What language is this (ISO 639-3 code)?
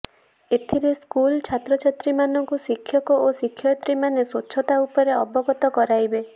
ori